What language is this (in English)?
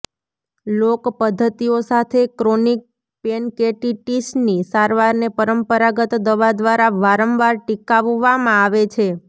Gujarati